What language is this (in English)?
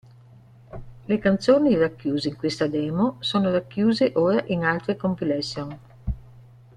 Italian